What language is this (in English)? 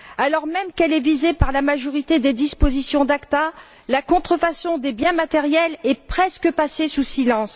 French